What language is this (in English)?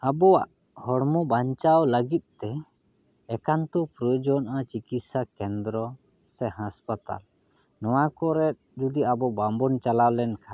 Santali